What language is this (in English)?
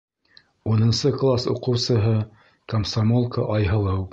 Bashkir